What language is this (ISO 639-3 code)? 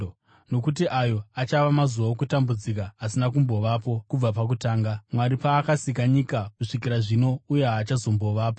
sna